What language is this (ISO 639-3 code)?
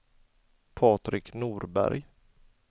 swe